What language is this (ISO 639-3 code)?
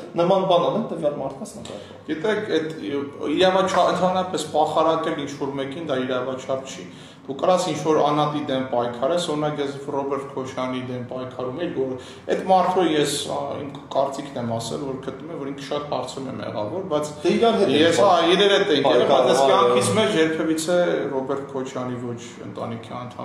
tur